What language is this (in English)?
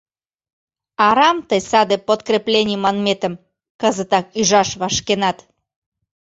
Mari